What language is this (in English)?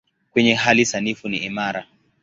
Swahili